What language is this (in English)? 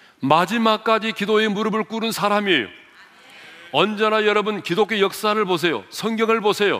Korean